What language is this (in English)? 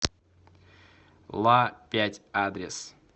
Russian